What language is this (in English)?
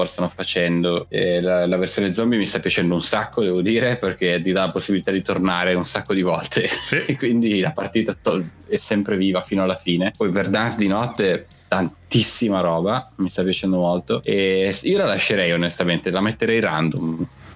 Italian